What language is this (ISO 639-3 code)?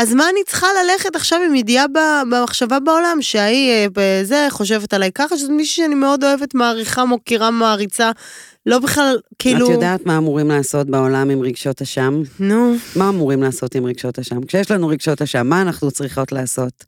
heb